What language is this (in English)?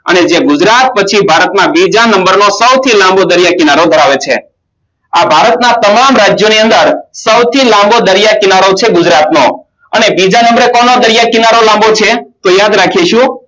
Gujarati